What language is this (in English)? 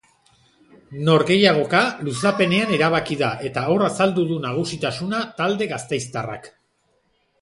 Basque